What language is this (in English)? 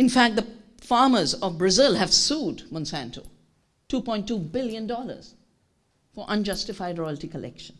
English